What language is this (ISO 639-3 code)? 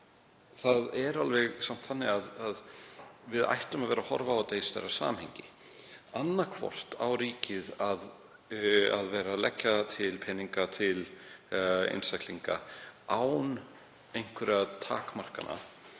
isl